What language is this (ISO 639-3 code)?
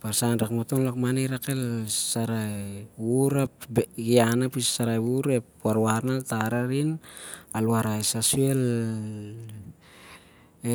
sjr